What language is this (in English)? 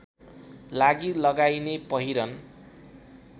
Nepali